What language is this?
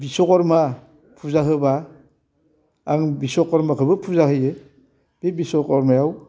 Bodo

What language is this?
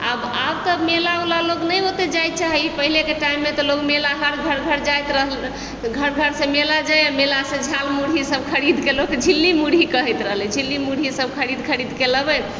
Maithili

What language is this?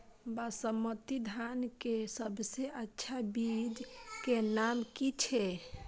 Maithili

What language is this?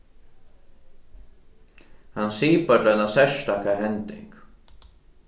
Faroese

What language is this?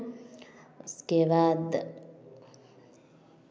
Hindi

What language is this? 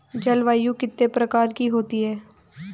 Hindi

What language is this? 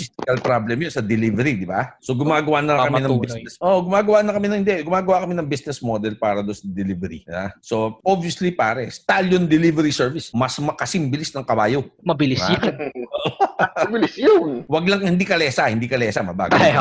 Filipino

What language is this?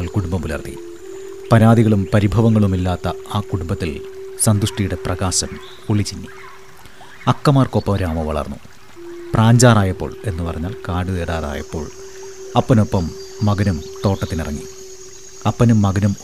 Malayalam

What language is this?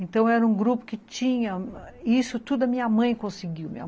Portuguese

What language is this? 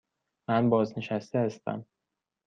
Persian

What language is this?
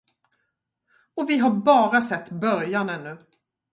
Swedish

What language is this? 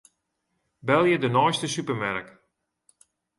Western Frisian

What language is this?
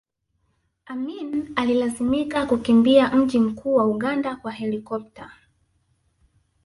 Swahili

